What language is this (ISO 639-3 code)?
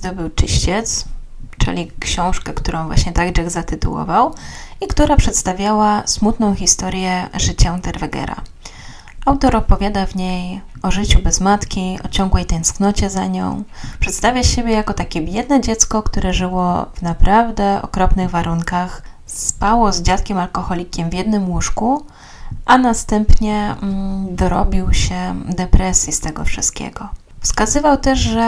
pol